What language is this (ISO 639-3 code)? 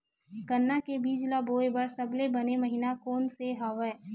hne